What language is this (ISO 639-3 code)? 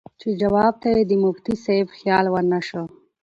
pus